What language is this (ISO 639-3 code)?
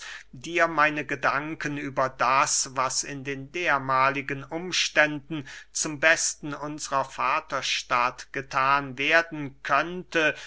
deu